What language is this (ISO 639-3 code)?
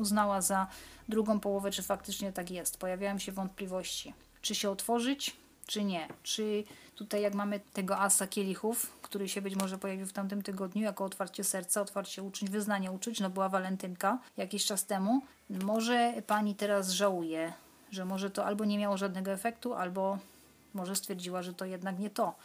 pol